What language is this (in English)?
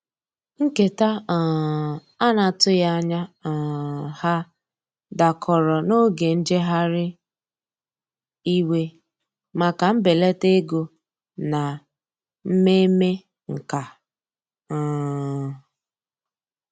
Igbo